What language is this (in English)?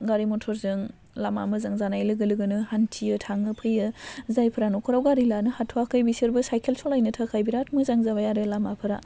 Bodo